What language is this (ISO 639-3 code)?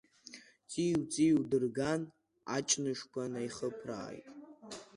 abk